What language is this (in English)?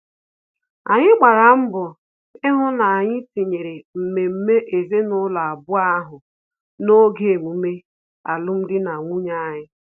Igbo